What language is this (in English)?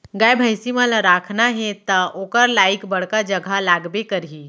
Chhattisgarhi